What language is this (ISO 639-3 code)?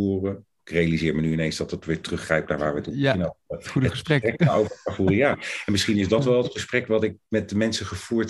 nld